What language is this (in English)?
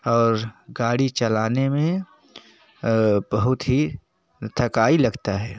Hindi